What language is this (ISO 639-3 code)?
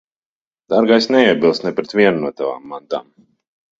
lav